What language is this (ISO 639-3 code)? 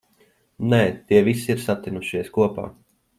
lav